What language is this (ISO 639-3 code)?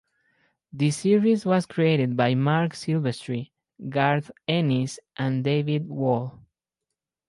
eng